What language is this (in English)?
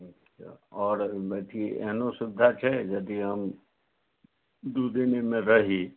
Maithili